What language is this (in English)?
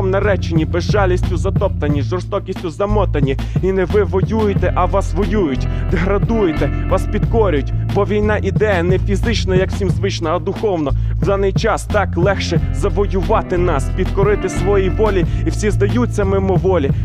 Ukrainian